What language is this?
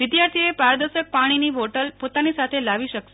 Gujarati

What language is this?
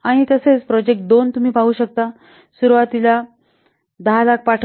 Marathi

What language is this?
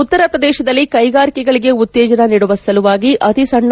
Kannada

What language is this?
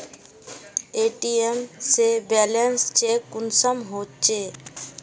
Magahi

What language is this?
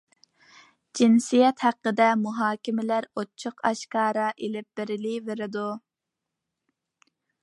Uyghur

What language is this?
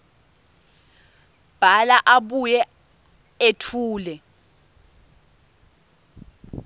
Swati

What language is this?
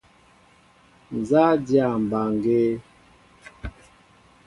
Mbo (Cameroon)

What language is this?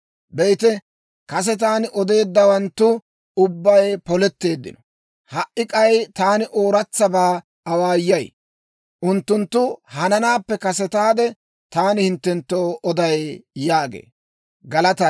Dawro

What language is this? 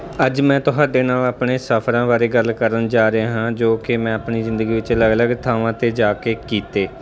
Punjabi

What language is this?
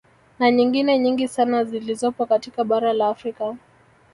Swahili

